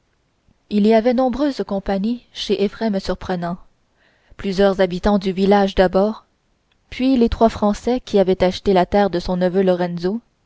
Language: French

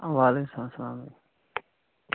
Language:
Kashmiri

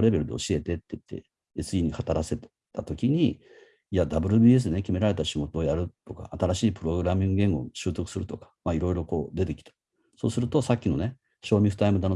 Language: Japanese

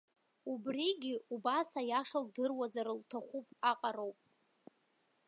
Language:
Abkhazian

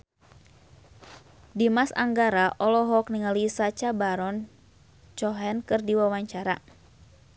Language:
Sundanese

